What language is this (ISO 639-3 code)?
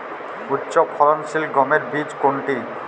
ben